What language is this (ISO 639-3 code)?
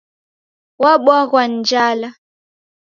dav